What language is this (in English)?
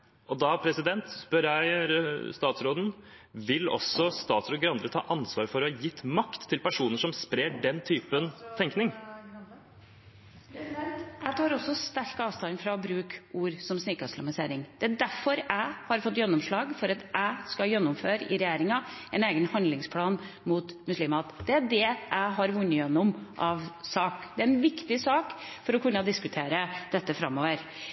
Norwegian Bokmål